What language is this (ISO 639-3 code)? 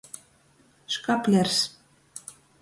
ltg